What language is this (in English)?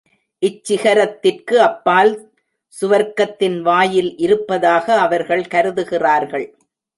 Tamil